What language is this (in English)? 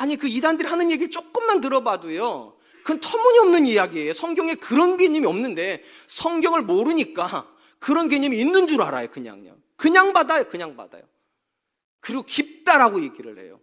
Korean